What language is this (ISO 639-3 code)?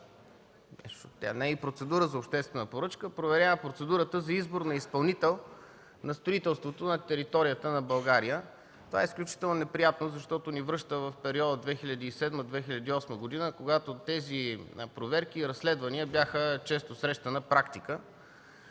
bul